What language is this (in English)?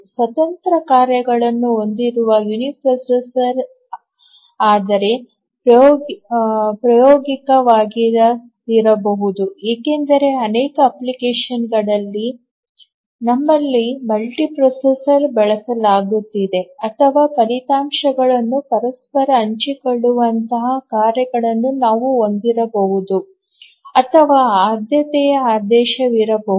Kannada